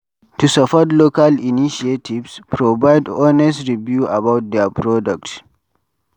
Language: Nigerian Pidgin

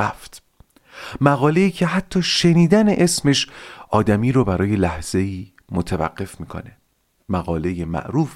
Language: Persian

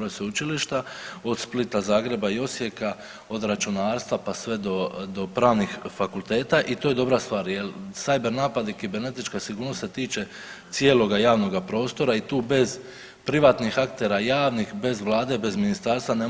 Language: Croatian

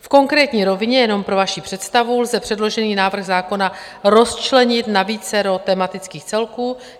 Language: Czech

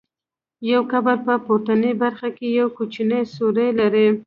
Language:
Pashto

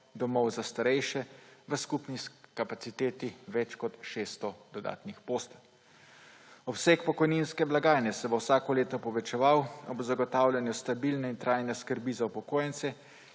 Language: Slovenian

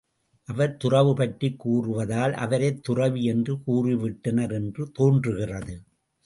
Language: Tamil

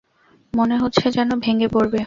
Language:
Bangla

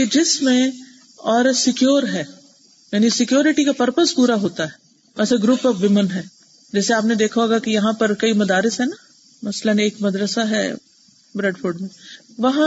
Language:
Urdu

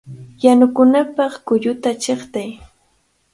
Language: Cajatambo North Lima Quechua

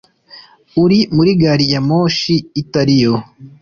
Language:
Kinyarwanda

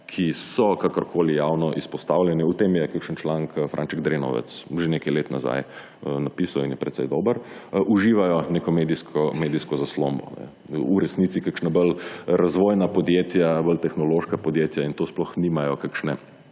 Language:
Slovenian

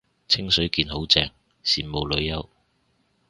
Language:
Cantonese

